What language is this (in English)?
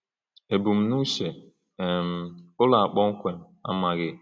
Igbo